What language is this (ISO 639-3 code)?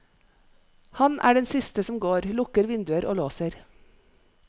nor